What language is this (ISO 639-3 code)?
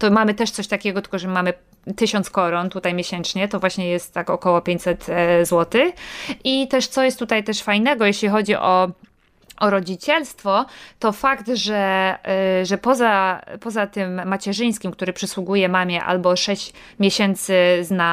pol